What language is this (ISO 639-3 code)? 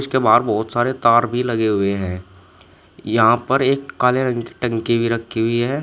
hin